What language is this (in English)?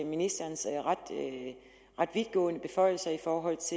Danish